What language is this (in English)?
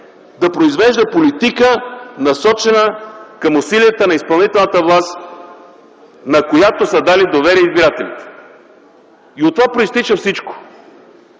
Bulgarian